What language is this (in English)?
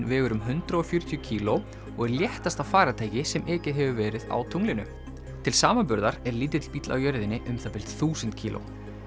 Icelandic